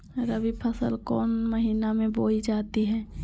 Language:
Magahi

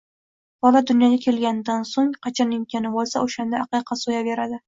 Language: Uzbek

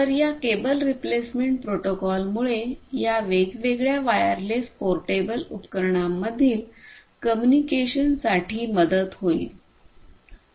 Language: Marathi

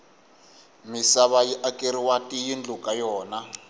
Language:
Tsonga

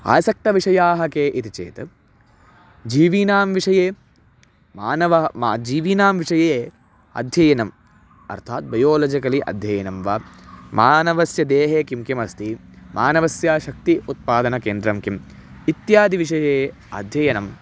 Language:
Sanskrit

